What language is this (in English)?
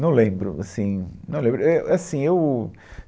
Portuguese